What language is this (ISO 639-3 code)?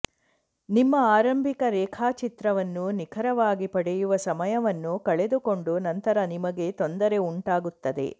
kan